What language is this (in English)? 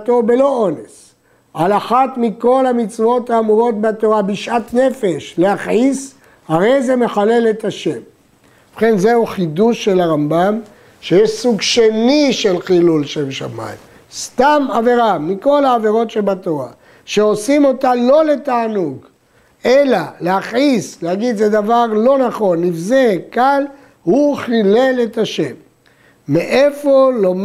Hebrew